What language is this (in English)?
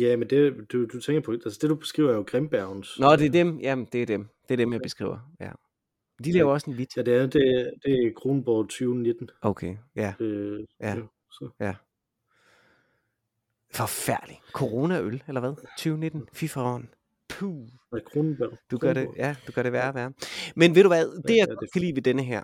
Danish